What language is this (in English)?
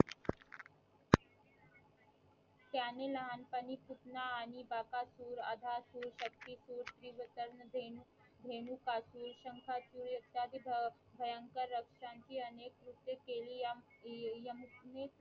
Marathi